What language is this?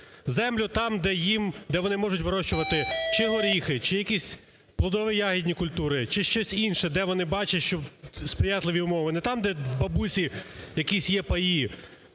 Ukrainian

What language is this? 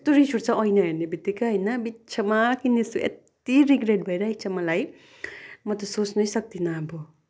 Nepali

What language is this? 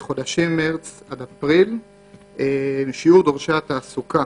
Hebrew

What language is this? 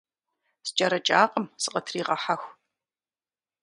Kabardian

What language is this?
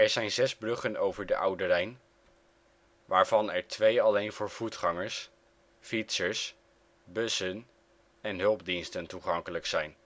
Dutch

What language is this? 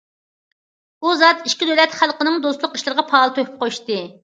Uyghur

